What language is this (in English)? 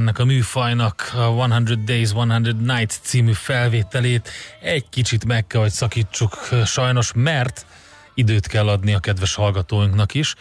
Hungarian